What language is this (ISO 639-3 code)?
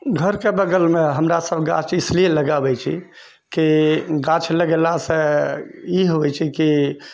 mai